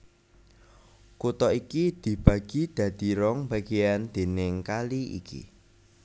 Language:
Javanese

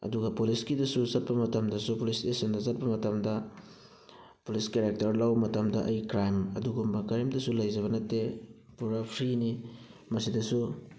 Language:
Manipuri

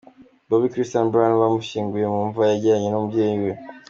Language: Kinyarwanda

